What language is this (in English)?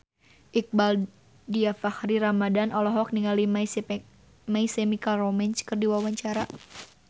Sundanese